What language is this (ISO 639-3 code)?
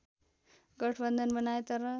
nep